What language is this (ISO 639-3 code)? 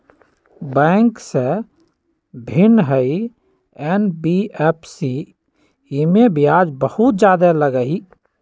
mag